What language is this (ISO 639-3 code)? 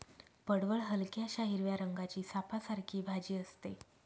mar